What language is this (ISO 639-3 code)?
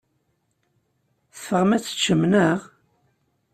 kab